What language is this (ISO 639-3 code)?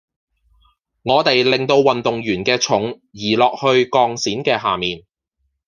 yue